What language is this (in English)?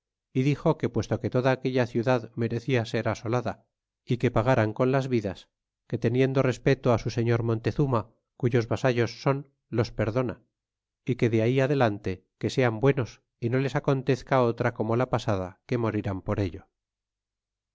Spanish